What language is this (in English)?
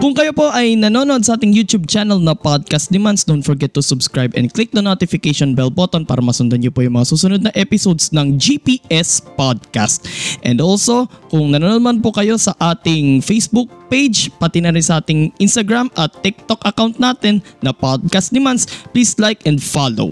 Filipino